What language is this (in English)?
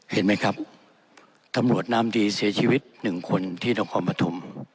Thai